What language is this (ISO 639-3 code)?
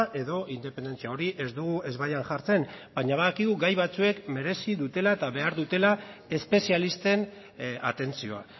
eus